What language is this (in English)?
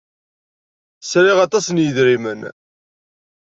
Kabyle